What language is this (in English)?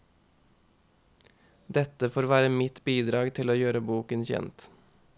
Norwegian